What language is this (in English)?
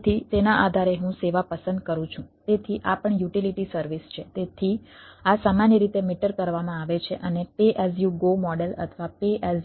Gujarati